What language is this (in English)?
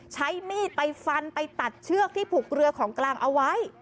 Thai